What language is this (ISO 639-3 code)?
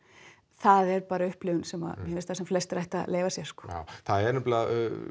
isl